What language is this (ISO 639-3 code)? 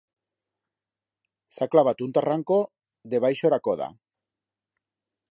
arg